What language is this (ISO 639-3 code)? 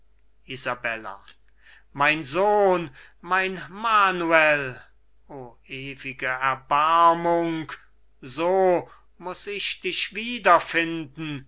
deu